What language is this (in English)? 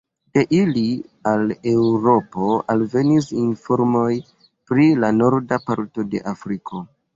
Esperanto